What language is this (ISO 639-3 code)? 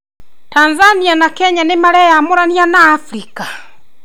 kik